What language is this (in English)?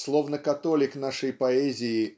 Russian